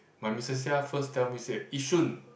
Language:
English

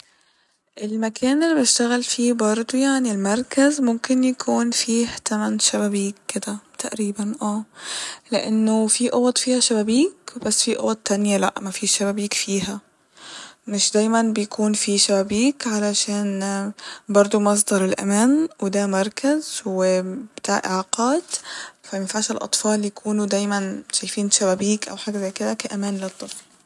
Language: Egyptian Arabic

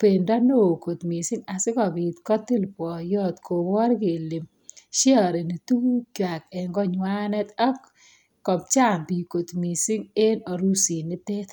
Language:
Kalenjin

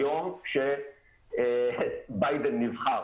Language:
Hebrew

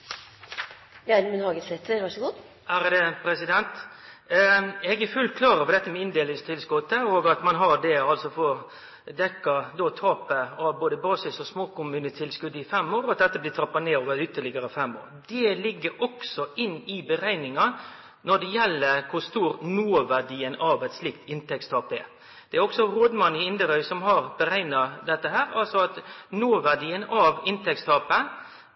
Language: Norwegian Nynorsk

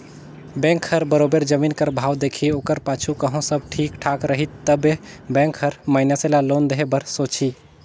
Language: Chhattisgarhi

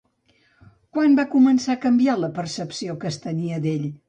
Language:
Catalan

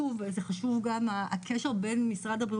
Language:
Hebrew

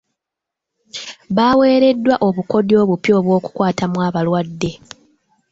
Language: Ganda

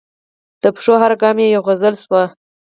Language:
Pashto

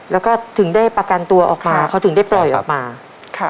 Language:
Thai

